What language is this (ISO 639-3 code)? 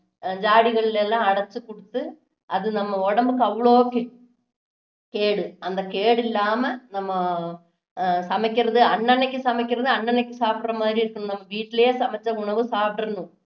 tam